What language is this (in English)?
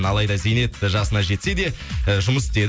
Kazakh